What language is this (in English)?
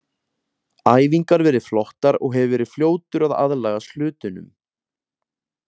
Icelandic